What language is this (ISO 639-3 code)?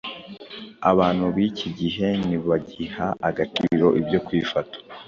kin